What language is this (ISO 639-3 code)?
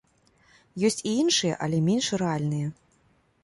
bel